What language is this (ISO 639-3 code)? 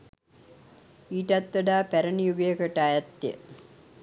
sin